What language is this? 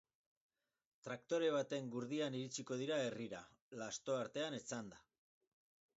Basque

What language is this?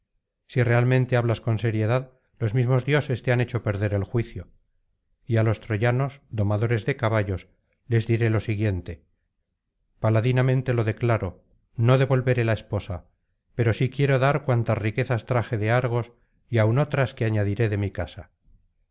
Spanish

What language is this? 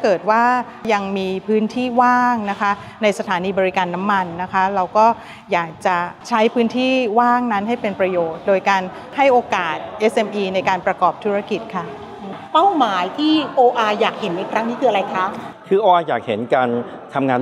Thai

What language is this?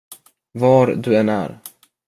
Swedish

